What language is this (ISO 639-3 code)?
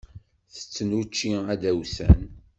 kab